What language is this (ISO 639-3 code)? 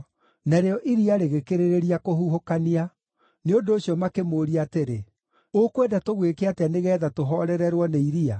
kik